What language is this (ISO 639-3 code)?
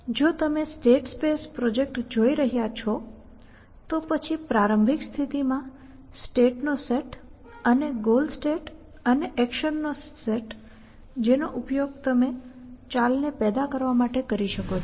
guj